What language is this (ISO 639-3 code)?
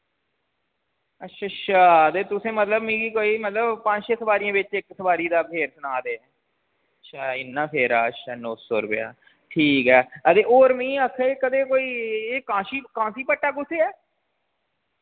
doi